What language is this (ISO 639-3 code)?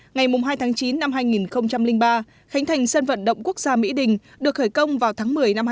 vie